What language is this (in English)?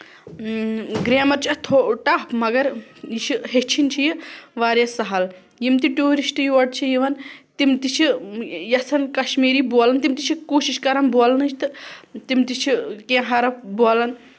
Kashmiri